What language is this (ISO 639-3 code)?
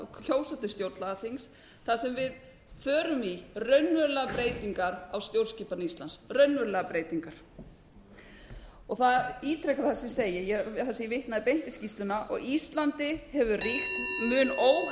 isl